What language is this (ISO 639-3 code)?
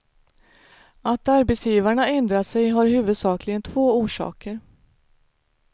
swe